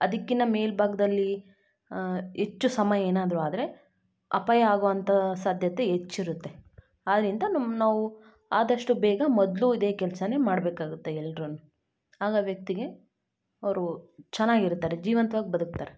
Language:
Kannada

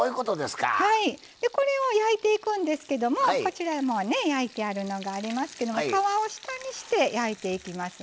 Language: Japanese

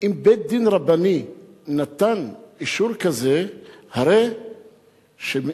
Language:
Hebrew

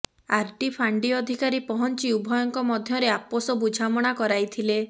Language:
Odia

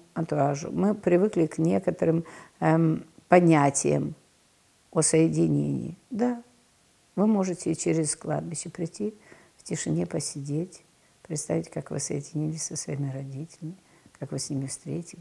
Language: Russian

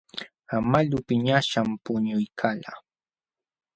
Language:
Jauja Wanca Quechua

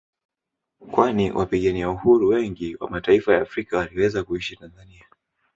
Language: Swahili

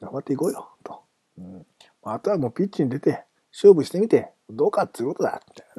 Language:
Japanese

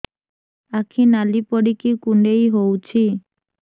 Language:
Odia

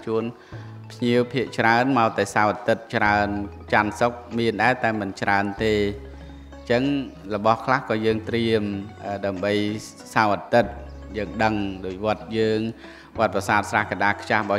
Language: Vietnamese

